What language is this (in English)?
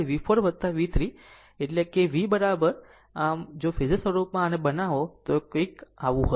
Gujarati